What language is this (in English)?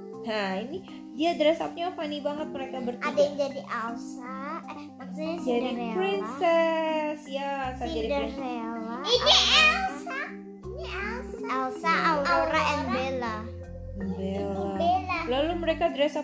Indonesian